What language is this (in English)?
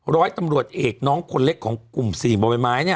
Thai